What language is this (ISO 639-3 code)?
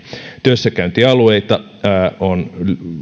fin